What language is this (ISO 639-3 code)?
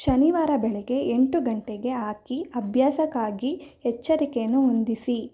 kan